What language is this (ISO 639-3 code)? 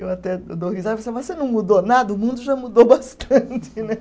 por